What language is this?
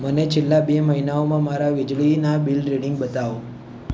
Gujarati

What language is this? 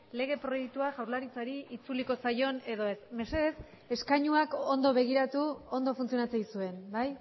Basque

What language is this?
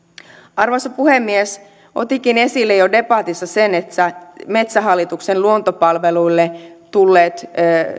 Finnish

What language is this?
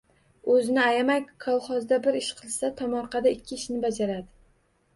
Uzbek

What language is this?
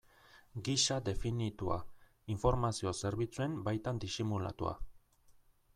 Basque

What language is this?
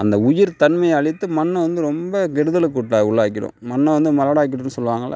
Tamil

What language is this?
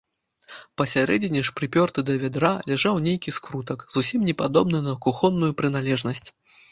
Belarusian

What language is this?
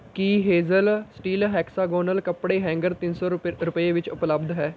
Punjabi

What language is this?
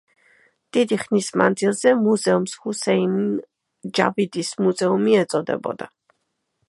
Georgian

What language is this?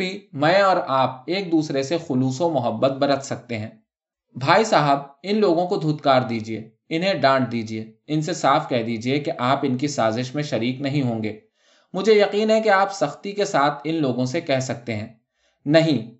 Urdu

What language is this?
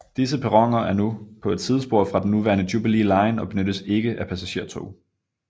Danish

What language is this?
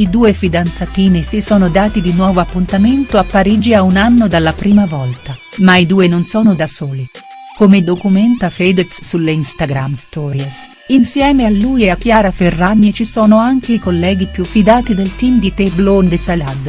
Italian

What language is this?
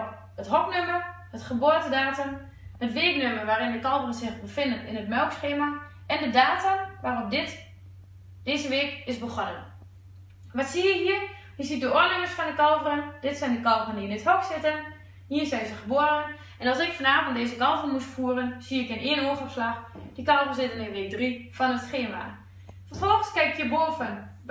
Dutch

